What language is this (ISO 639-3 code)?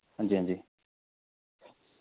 doi